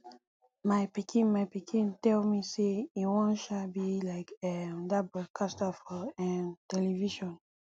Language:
Nigerian Pidgin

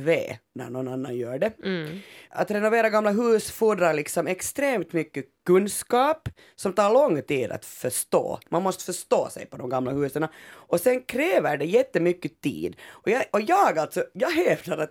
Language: Swedish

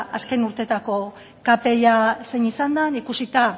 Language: Basque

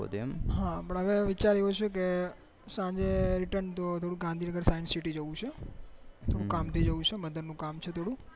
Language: Gujarati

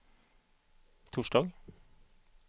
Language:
Swedish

